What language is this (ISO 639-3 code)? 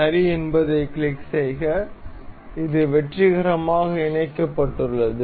tam